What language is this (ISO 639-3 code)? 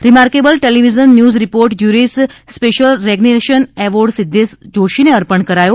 guj